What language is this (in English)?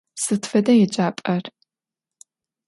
Adyghe